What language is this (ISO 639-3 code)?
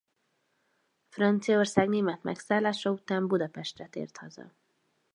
hun